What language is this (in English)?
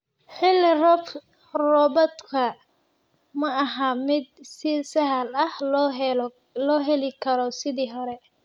Somali